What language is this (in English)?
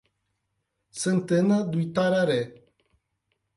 Portuguese